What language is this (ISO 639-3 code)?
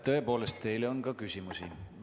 est